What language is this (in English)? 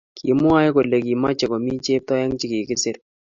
Kalenjin